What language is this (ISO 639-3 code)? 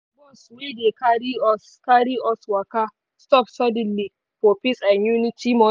pcm